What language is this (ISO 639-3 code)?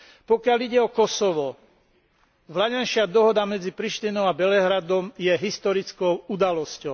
slk